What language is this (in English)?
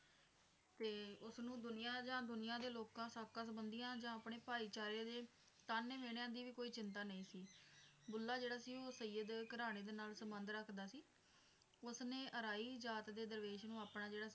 Punjabi